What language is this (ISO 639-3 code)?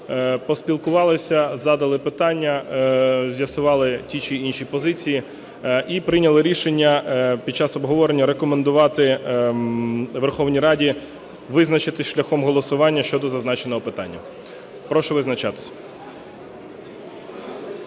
ukr